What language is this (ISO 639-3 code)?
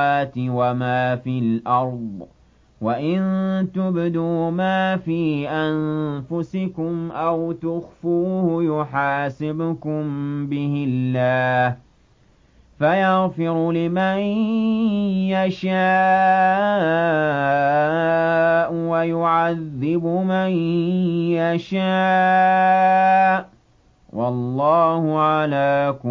ara